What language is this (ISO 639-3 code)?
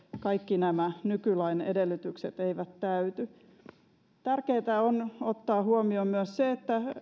fin